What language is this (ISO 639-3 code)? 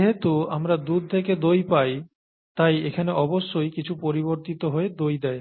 ben